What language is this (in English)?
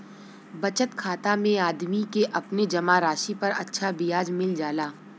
Bhojpuri